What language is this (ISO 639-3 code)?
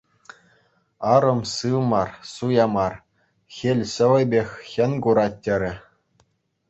chv